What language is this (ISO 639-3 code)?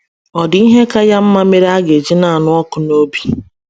ibo